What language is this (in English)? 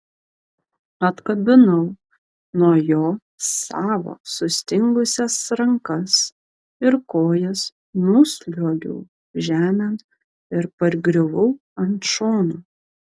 Lithuanian